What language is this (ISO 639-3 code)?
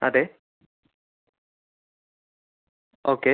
mal